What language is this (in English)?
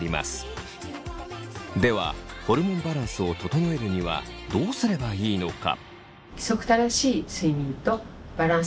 Japanese